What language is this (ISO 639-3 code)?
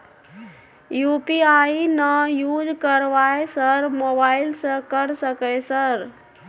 mai